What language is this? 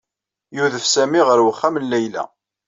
Kabyle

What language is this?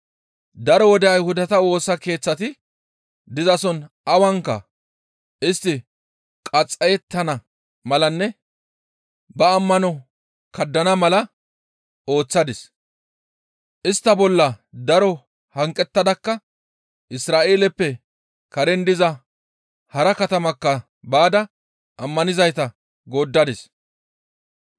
Gamo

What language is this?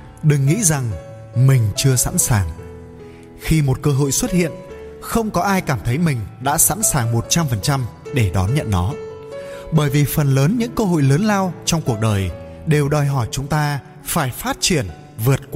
Vietnamese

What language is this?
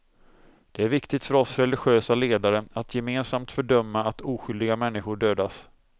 Swedish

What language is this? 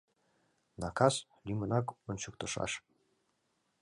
Mari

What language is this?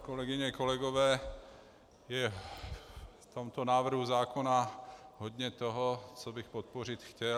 Czech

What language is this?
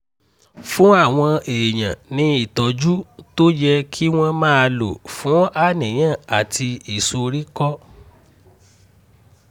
Yoruba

